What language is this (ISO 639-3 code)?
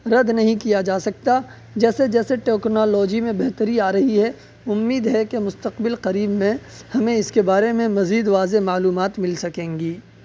urd